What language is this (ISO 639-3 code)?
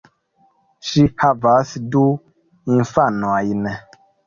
epo